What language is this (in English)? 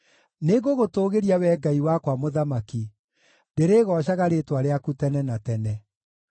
Kikuyu